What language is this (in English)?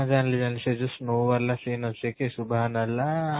Odia